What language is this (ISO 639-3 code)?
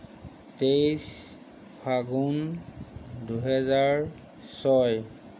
asm